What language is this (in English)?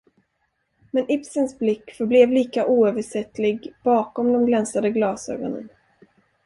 Swedish